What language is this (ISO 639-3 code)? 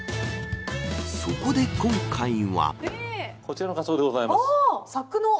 jpn